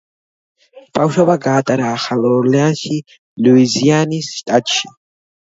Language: Georgian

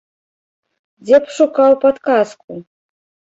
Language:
Belarusian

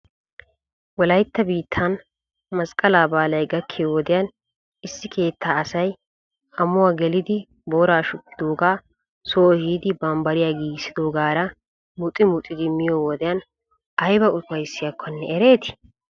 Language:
Wolaytta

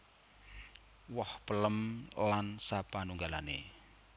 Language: Javanese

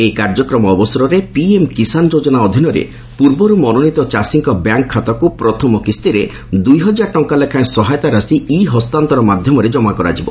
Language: Odia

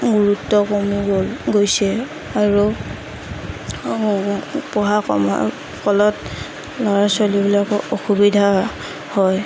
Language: Assamese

